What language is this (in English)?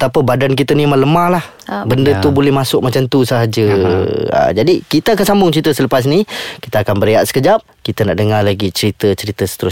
Malay